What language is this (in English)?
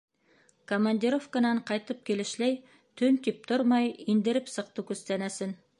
Bashkir